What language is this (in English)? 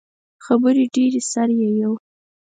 Pashto